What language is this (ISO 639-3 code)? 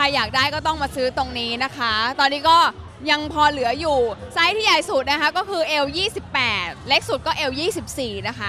tha